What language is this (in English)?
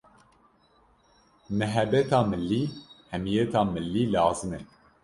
Kurdish